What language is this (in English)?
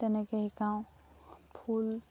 Assamese